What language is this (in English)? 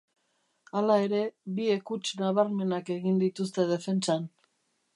Basque